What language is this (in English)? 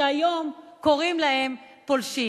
Hebrew